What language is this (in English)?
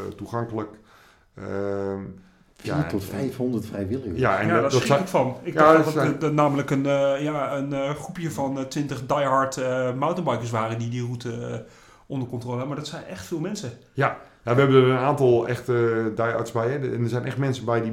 Dutch